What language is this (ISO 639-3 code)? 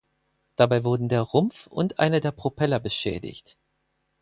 deu